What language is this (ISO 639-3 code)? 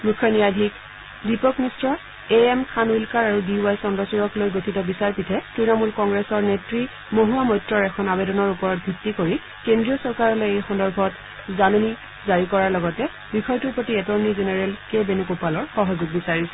asm